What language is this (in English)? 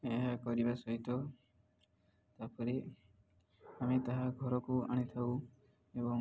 Odia